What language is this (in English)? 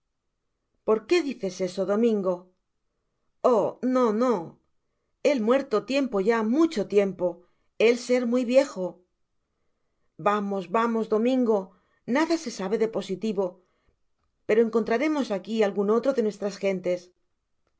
Spanish